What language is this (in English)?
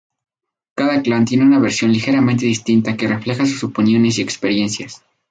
Spanish